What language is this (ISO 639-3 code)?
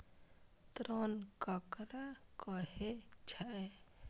mai